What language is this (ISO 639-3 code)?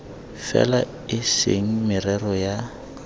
tsn